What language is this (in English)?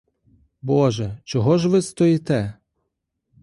Ukrainian